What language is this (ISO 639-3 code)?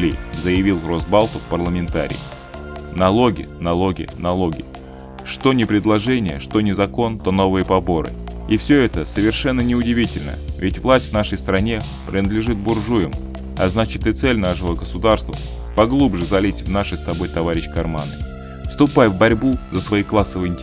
rus